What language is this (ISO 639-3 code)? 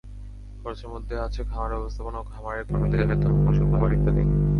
ben